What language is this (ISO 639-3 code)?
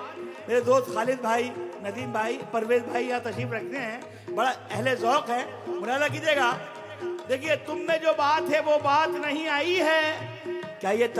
hin